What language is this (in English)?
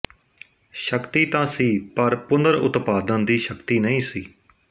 Punjabi